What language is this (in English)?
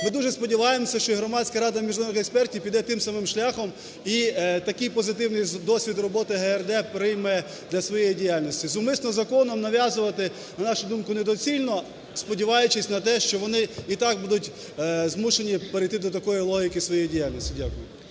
Ukrainian